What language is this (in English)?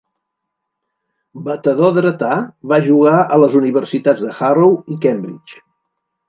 Catalan